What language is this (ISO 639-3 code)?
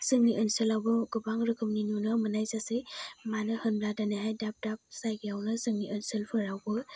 brx